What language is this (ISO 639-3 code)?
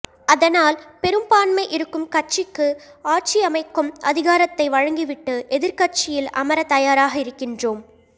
tam